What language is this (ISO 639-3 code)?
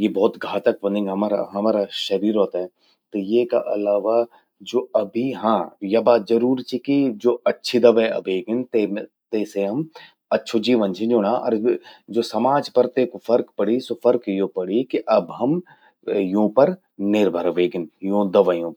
gbm